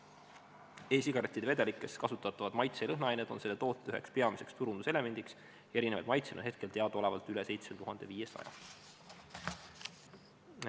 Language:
Estonian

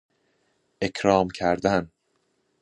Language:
Persian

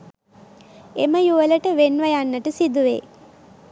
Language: Sinhala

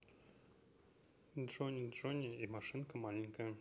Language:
Russian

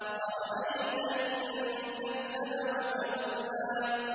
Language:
Arabic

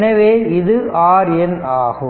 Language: Tamil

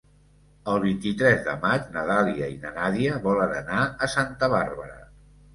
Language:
Catalan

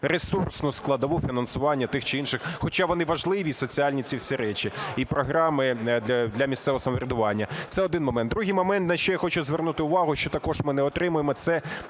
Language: Ukrainian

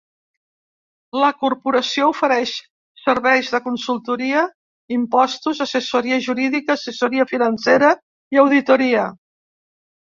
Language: Catalan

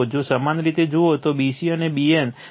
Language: Gujarati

